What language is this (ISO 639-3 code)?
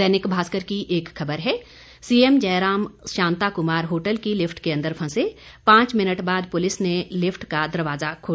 hin